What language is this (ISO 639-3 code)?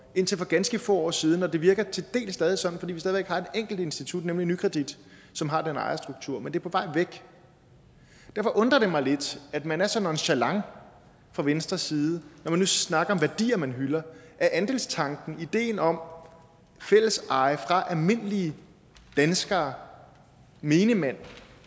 dan